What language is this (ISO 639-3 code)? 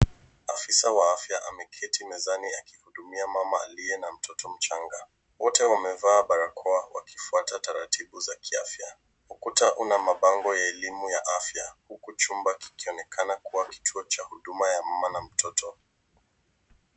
swa